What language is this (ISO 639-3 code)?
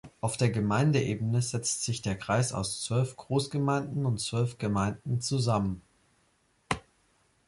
deu